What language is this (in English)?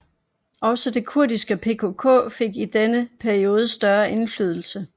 Danish